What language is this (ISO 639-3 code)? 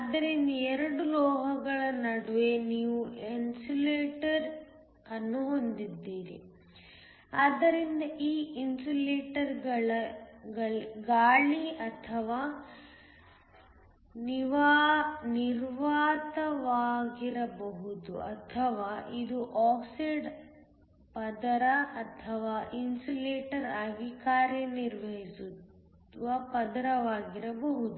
kan